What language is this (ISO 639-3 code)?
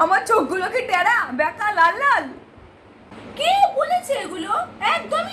ben